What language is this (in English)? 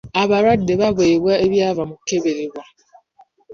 Ganda